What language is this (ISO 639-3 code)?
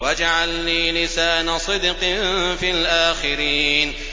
ara